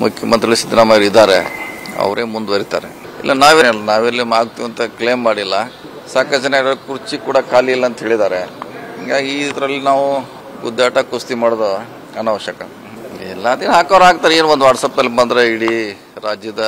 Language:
Kannada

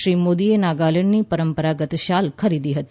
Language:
Gujarati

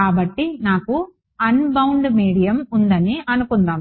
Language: Telugu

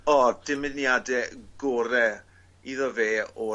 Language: Welsh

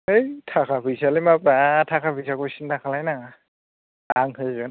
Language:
Bodo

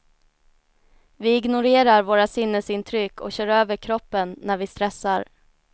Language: Swedish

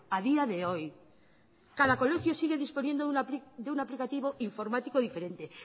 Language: Spanish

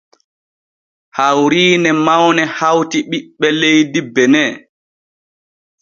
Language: Borgu Fulfulde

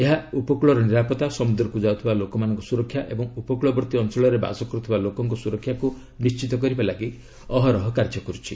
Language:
Odia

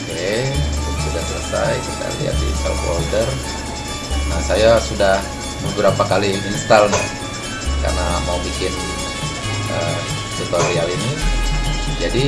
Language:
Indonesian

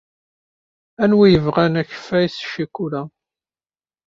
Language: Kabyle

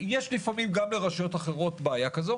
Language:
Hebrew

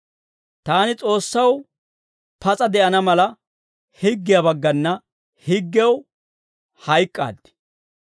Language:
Dawro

